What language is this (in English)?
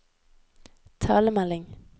Norwegian